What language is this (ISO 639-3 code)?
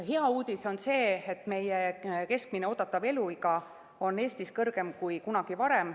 est